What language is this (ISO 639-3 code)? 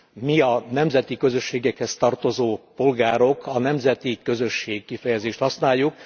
hun